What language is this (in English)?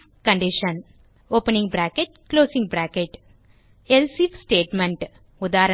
Tamil